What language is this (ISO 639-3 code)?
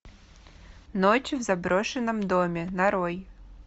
rus